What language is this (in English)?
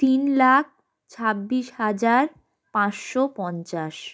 Bangla